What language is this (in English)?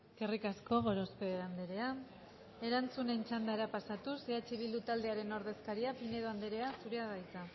Basque